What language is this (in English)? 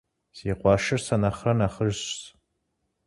Kabardian